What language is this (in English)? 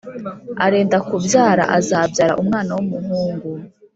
Kinyarwanda